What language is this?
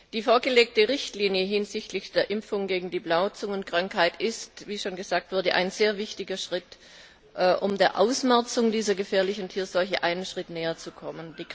German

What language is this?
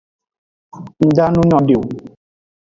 Aja (Benin)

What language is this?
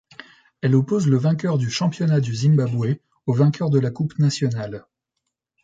French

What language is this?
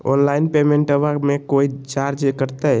Magahi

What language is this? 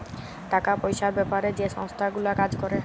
Bangla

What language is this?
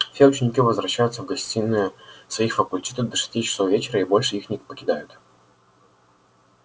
Russian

